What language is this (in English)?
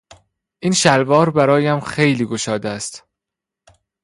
Persian